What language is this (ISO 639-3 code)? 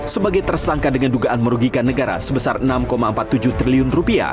ind